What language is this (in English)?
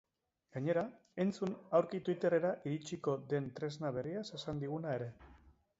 Basque